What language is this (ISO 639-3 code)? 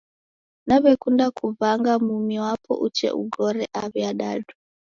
dav